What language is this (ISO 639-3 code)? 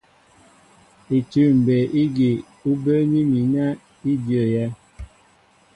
mbo